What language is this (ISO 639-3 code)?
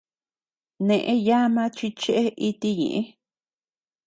cux